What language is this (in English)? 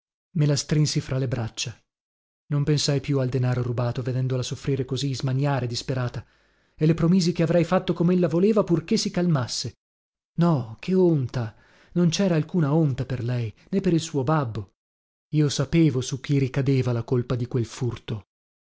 Italian